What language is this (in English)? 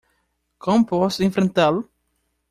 Portuguese